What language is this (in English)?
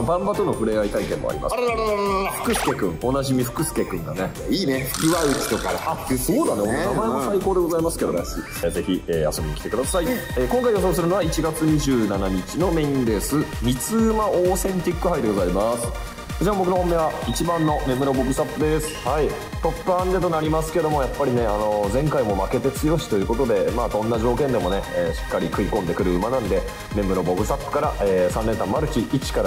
Japanese